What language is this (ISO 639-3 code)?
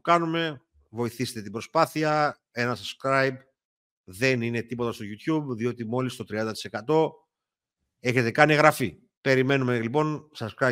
ell